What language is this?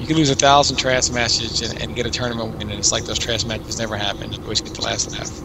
English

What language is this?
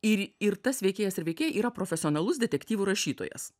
Lithuanian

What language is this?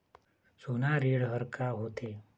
Chhattisgarhi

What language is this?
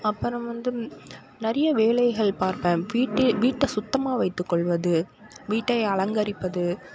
Tamil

